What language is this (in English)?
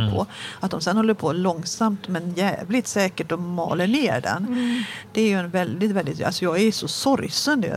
Swedish